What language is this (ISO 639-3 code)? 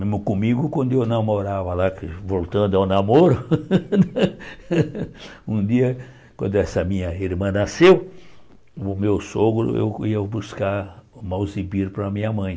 por